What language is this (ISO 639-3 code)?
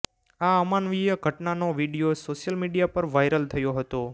guj